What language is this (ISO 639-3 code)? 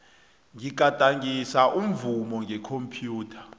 nbl